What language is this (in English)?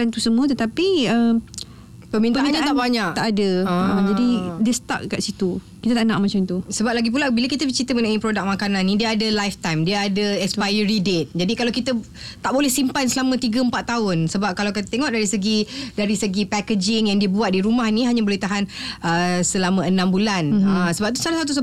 Malay